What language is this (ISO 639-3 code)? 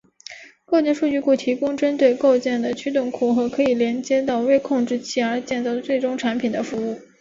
zho